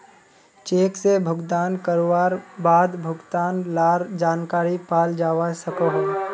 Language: Magahi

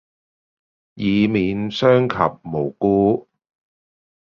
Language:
Chinese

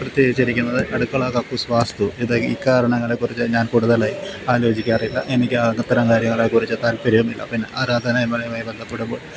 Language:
Malayalam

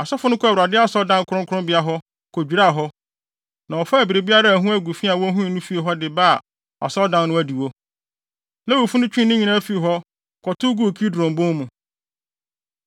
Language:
Akan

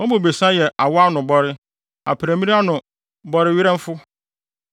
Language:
Akan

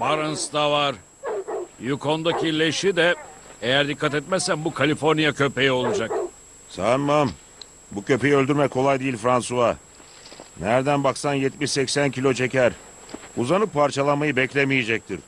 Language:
Turkish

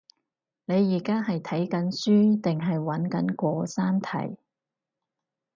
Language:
Cantonese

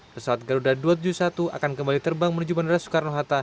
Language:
Indonesian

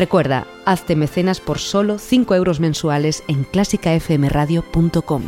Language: Spanish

